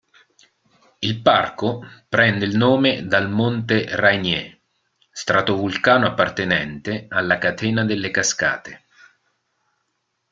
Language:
Italian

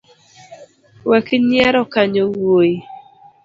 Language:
Luo (Kenya and Tanzania)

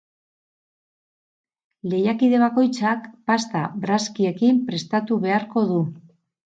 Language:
Basque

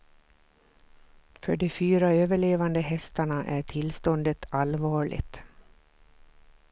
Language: Swedish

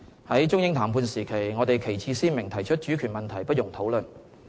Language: Cantonese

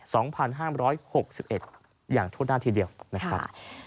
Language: Thai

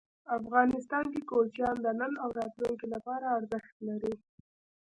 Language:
Pashto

